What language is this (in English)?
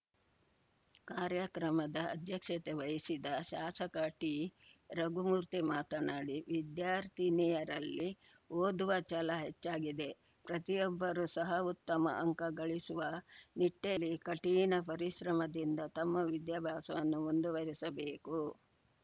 Kannada